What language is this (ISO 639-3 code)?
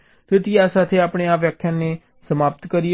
guj